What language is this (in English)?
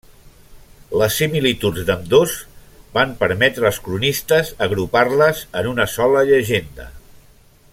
Catalan